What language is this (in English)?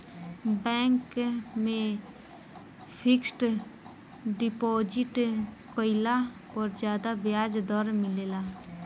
Bhojpuri